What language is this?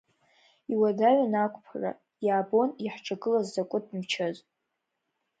Abkhazian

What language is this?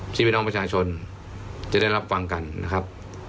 Thai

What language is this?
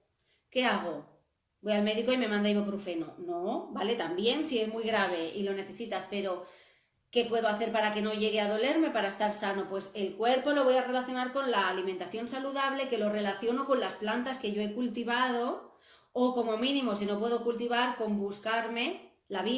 Spanish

